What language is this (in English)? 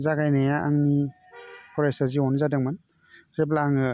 Bodo